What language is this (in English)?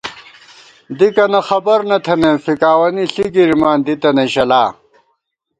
Gawar-Bati